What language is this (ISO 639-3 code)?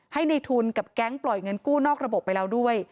tha